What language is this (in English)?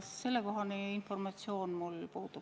Estonian